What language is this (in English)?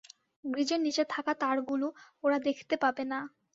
Bangla